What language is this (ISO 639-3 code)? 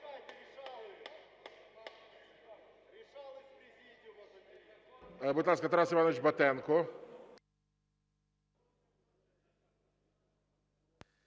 ukr